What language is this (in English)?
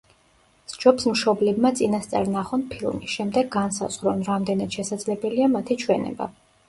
Georgian